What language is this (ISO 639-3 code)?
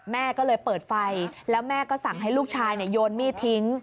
tha